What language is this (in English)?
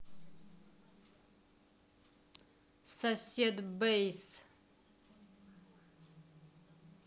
Russian